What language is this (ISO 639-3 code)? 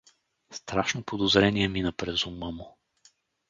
bul